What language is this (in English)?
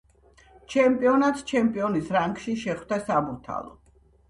Georgian